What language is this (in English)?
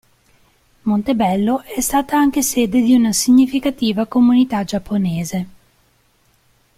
Italian